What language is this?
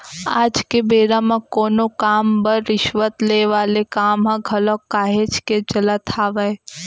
Chhattisgarhi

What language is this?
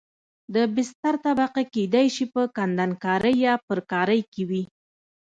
Pashto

